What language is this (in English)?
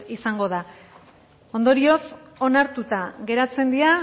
Basque